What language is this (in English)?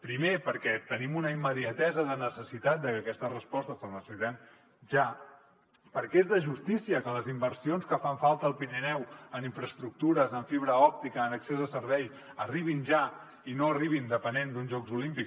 Catalan